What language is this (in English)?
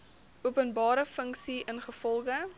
Afrikaans